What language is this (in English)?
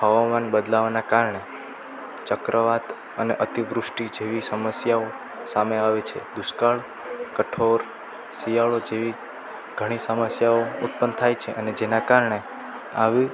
Gujarati